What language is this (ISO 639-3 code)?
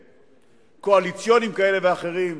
heb